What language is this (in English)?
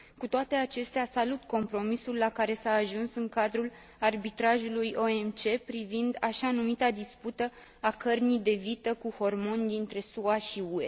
Romanian